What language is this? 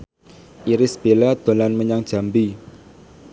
Javanese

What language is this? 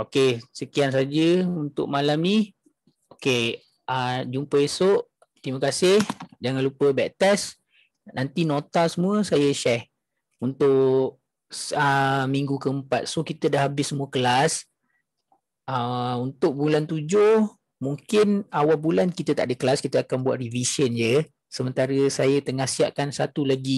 Malay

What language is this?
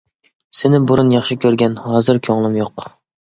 Uyghur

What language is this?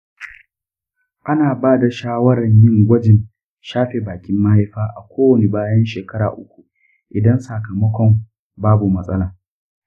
Hausa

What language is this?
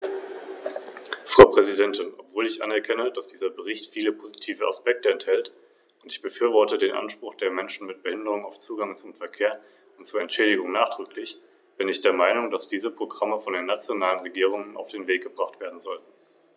German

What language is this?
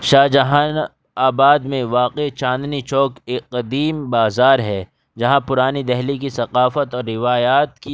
Urdu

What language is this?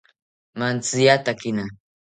South Ucayali Ashéninka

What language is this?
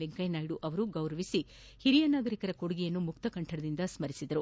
Kannada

